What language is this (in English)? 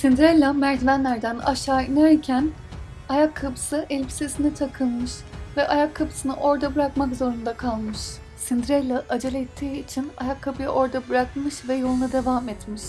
Turkish